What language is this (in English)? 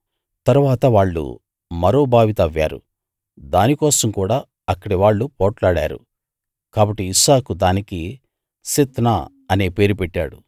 Telugu